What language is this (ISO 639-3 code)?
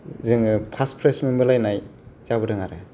brx